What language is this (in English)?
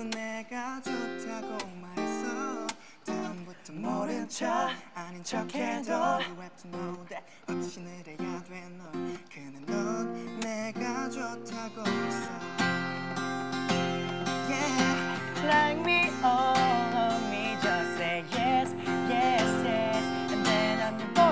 Turkish